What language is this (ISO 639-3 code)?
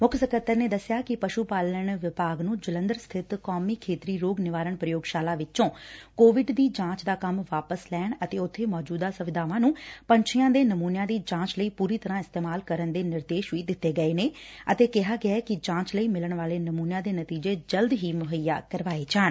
pan